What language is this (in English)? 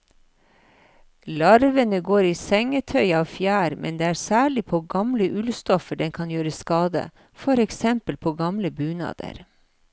Norwegian